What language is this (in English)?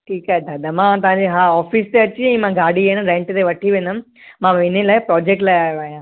Sindhi